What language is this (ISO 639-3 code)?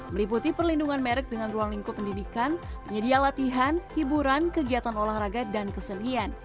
ind